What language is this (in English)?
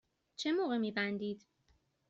Persian